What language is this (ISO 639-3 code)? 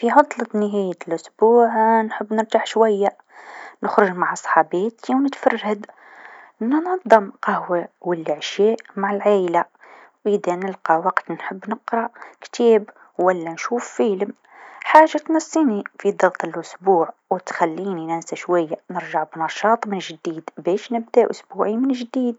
aeb